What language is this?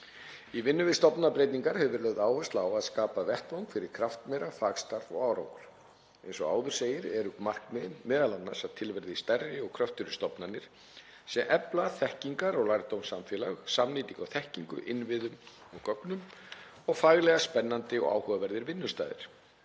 Icelandic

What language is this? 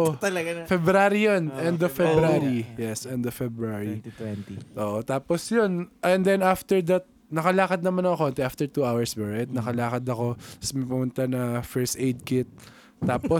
Filipino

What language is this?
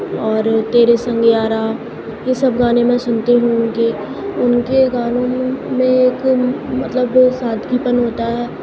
Urdu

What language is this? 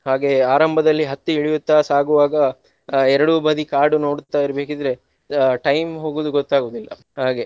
Kannada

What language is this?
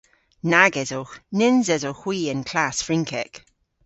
Cornish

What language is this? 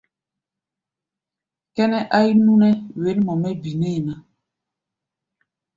Gbaya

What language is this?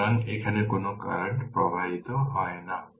Bangla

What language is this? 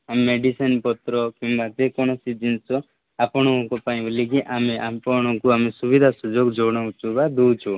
Odia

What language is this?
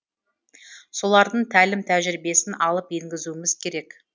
Kazakh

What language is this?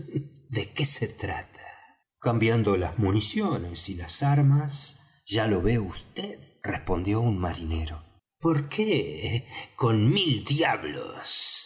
Spanish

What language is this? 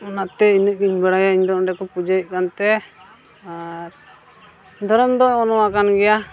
Santali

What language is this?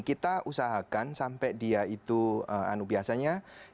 Indonesian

